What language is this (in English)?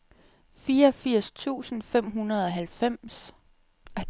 Danish